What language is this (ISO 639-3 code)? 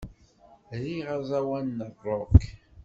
kab